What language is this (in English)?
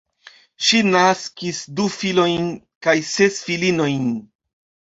Esperanto